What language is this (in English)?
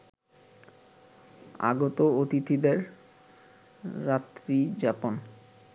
Bangla